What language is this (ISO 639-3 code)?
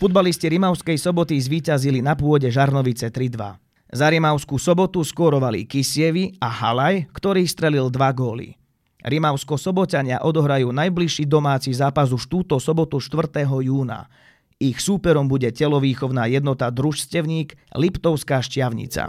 slk